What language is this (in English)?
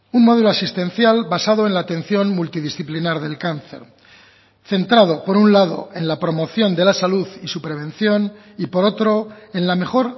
Spanish